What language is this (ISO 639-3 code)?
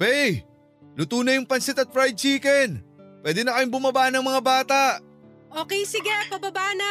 fil